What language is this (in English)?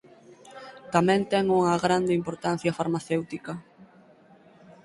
Galician